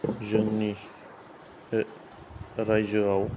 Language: Bodo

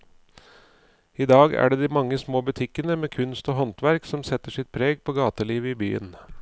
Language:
Norwegian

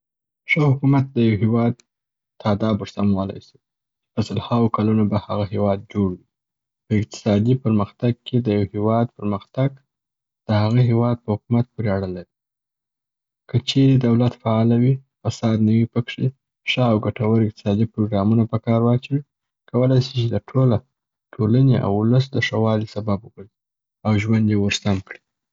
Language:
Southern Pashto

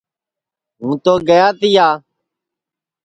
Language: Sansi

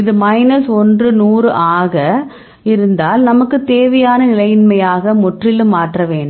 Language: Tamil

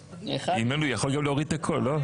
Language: Hebrew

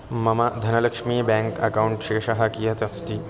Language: Sanskrit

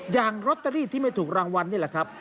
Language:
Thai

